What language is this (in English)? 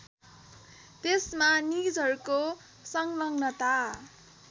Nepali